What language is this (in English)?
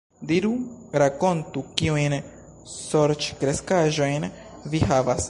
Esperanto